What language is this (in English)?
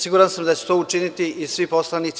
Serbian